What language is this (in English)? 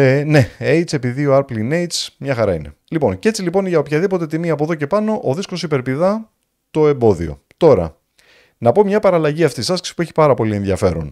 Greek